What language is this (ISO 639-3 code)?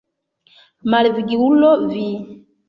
epo